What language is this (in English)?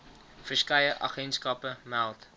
Afrikaans